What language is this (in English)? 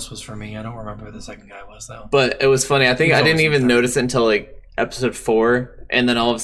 English